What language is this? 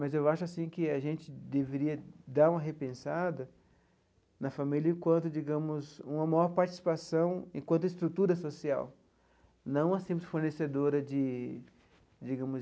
Portuguese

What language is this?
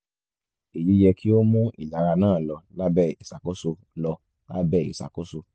Yoruba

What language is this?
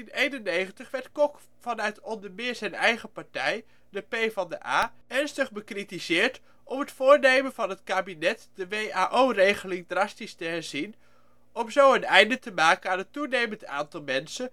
Dutch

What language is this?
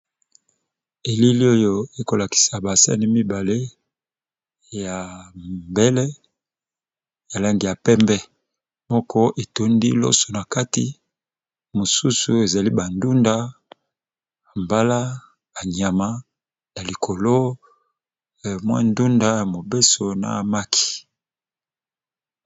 Lingala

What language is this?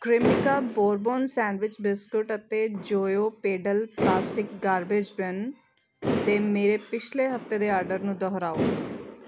Punjabi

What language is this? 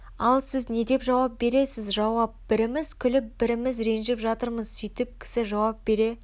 Kazakh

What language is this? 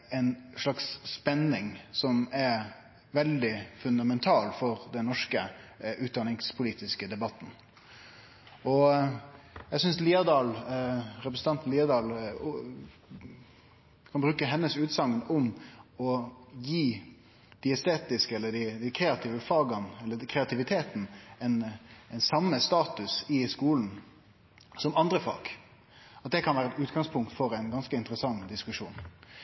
Norwegian Nynorsk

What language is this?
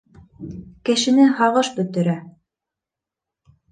Bashkir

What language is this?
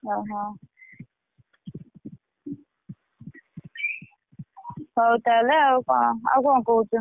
Odia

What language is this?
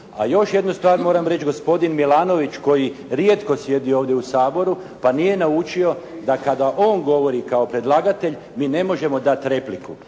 Croatian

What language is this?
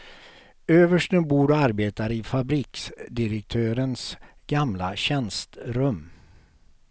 Swedish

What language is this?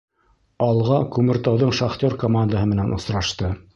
Bashkir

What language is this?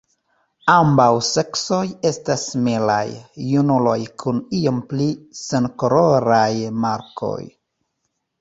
Esperanto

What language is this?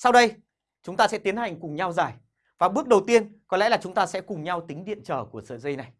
Vietnamese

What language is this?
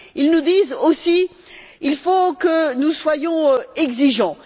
French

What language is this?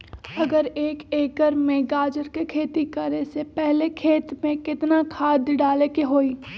Magahi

